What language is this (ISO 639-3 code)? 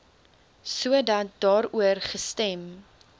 afr